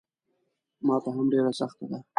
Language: Pashto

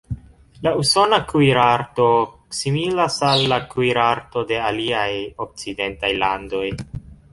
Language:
Esperanto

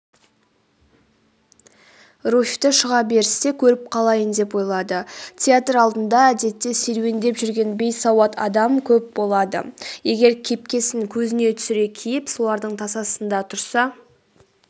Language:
Kazakh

